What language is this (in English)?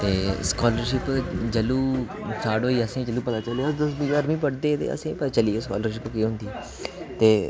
Dogri